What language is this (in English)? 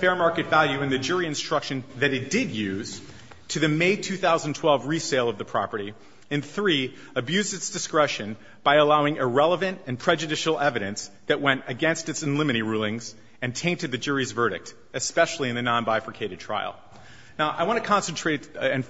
English